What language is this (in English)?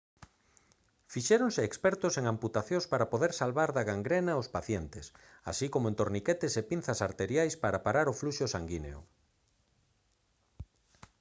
Galician